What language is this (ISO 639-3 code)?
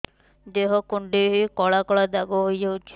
ori